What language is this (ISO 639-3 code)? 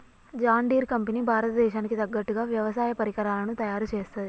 tel